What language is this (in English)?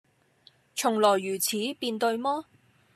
Cantonese